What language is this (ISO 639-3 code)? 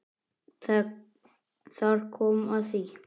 isl